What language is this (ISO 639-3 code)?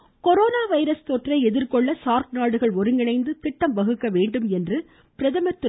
tam